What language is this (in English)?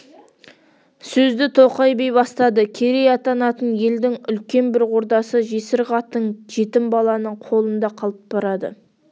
Kazakh